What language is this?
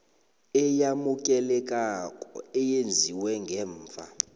South Ndebele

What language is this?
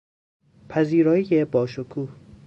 Persian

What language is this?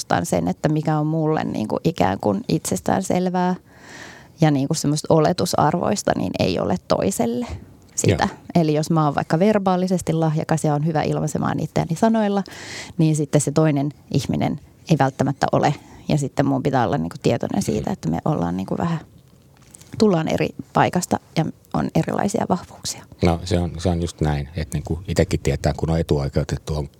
Finnish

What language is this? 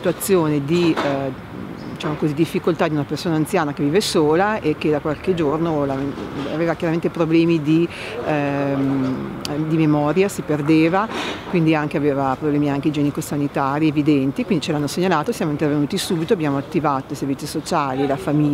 Italian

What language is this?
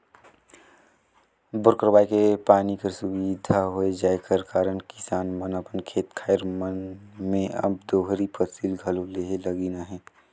Chhattisgarhi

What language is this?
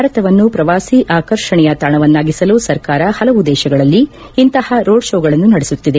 Kannada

